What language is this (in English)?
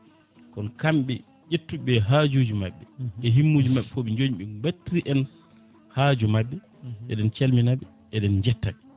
Fula